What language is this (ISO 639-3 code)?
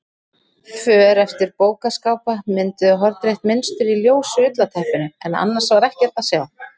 isl